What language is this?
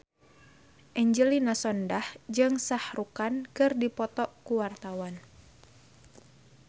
Sundanese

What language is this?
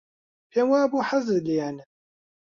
Central Kurdish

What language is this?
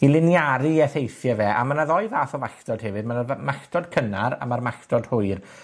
Welsh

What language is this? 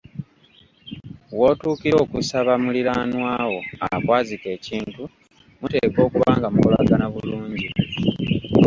Ganda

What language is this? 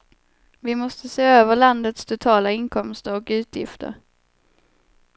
Swedish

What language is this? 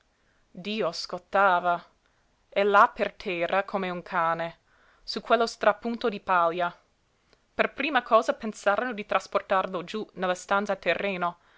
Italian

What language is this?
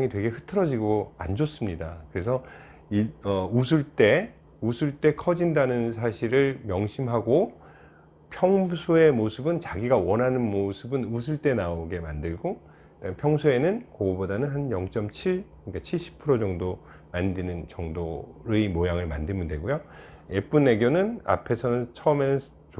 Korean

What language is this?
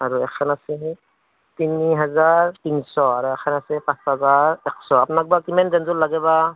Assamese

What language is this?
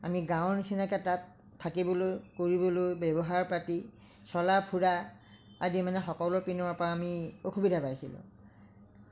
Assamese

